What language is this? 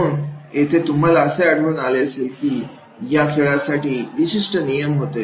Marathi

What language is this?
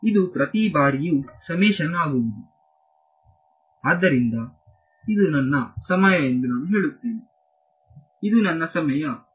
Kannada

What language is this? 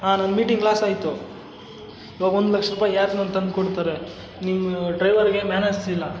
Kannada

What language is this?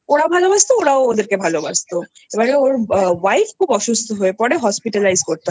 Bangla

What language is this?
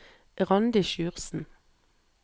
Norwegian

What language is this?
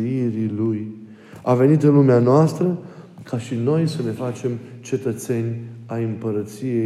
Romanian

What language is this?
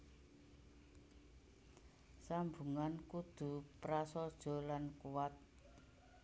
Javanese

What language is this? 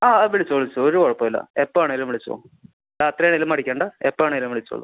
Malayalam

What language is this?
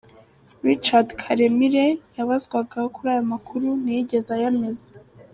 Kinyarwanda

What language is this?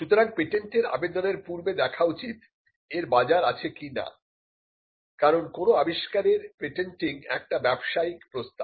Bangla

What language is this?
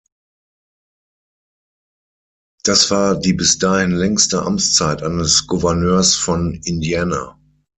German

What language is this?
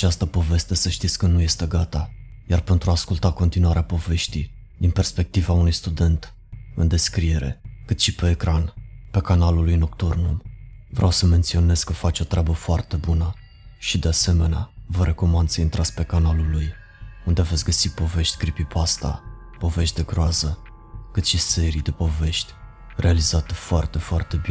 Romanian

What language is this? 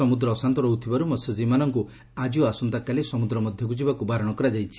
Odia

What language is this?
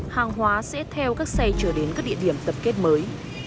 Vietnamese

